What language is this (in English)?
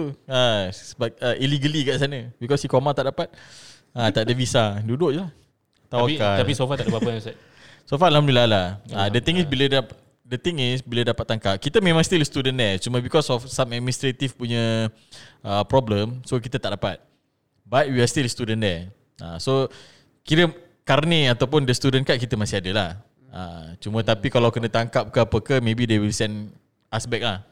Malay